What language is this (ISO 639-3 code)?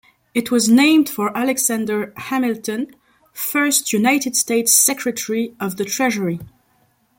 eng